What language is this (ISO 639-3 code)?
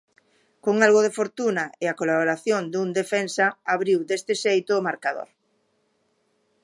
glg